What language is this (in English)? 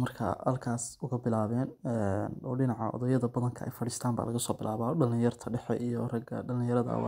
Arabic